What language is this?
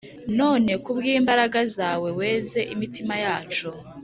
Kinyarwanda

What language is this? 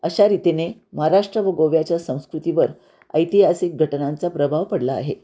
Marathi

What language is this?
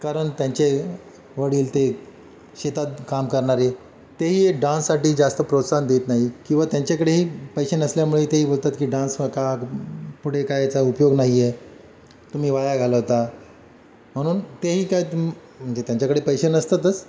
Marathi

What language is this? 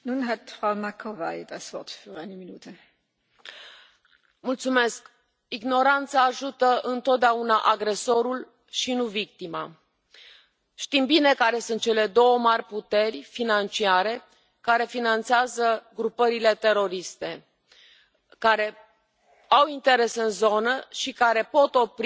Romanian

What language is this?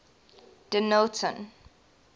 English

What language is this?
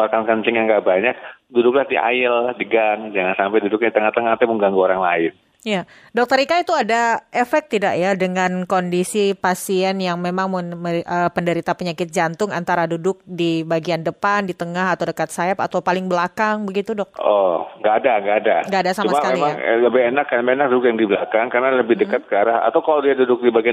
Indonesian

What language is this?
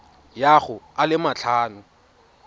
Tswana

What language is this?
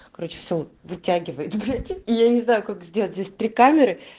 Russian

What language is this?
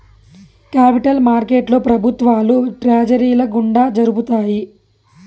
Telugu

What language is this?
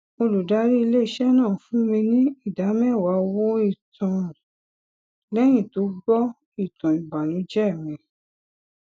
Yoruba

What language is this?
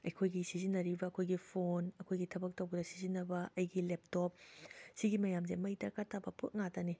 Manipuri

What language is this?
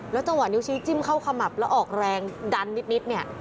Thai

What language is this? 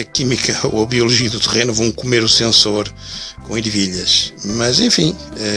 Portuguese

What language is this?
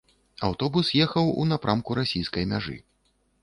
Belarusian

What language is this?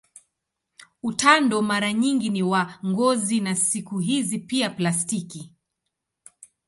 Swahili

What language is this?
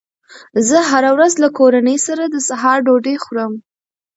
Pashto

